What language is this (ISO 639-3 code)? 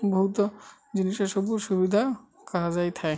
ori